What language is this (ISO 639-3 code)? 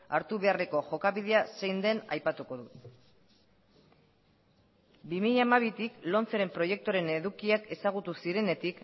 eus